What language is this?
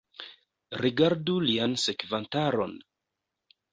Esperanto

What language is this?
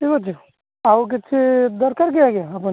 Odia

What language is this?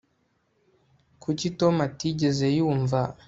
Kinyarwanda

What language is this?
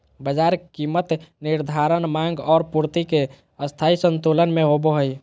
Magahi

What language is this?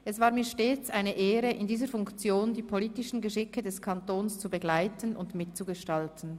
Swiss German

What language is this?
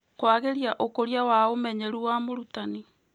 Kikuyu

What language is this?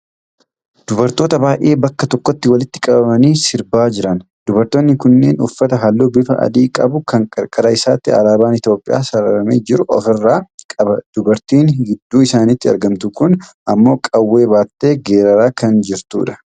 Oromo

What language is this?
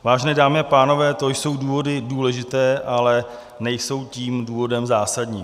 Czech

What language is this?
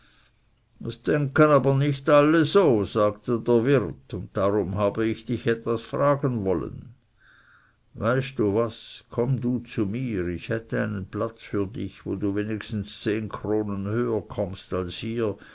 German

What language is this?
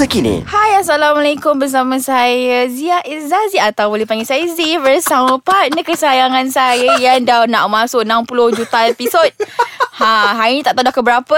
Malay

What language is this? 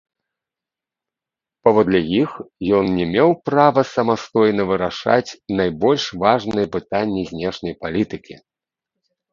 Belarusian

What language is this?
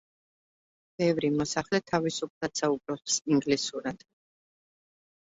Georgian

